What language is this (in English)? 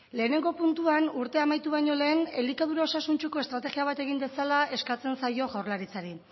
Basque